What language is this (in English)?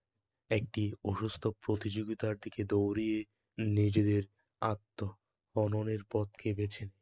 Bangla